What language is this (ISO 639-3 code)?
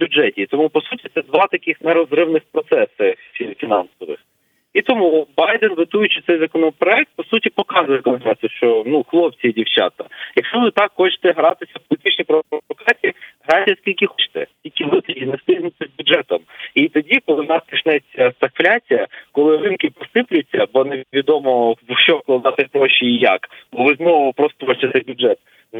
ukr